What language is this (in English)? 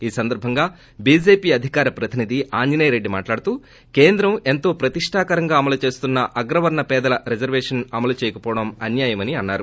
Telugu